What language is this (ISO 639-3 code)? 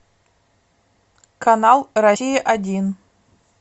rus